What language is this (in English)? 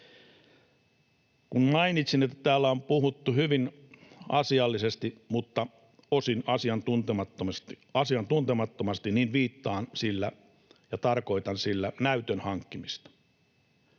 Finnish